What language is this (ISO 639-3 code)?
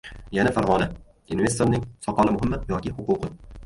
uzb